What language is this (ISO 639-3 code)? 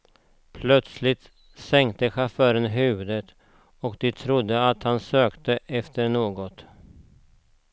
swe